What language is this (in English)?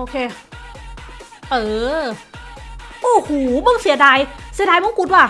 Thai